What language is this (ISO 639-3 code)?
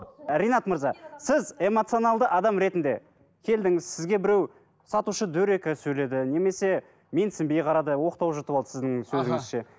kaz